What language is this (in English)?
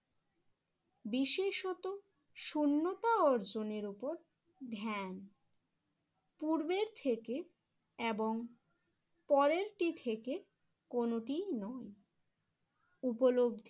Bangla